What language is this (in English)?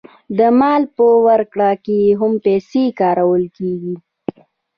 Pashto